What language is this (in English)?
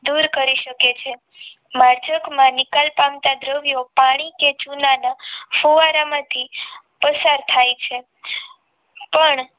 Gujarati